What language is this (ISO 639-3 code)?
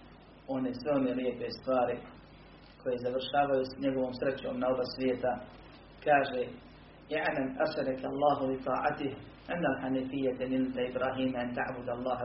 hrv